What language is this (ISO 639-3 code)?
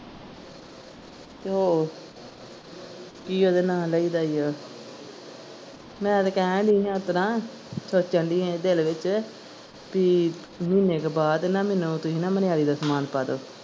pan